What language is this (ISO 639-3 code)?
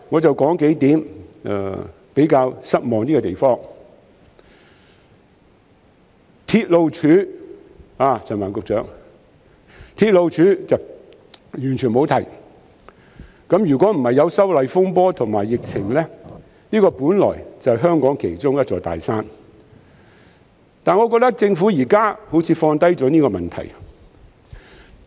yue